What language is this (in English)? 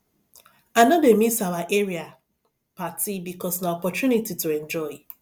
Nigerian Pidgin